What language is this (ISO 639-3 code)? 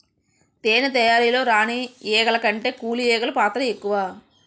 tel